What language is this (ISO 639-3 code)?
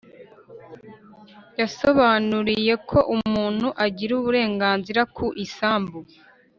kin